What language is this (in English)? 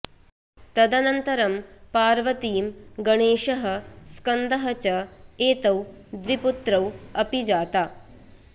Sanskrit